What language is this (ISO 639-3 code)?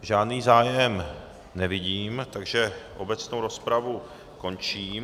ces